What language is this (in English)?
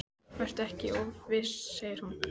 Icelandic